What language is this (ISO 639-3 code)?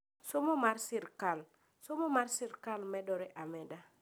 luo